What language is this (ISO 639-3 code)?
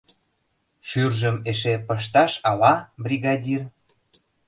chm